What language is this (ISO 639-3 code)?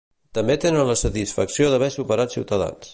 cat